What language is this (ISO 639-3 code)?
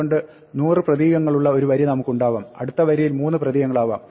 mal